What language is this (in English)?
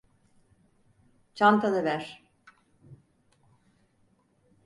Turkish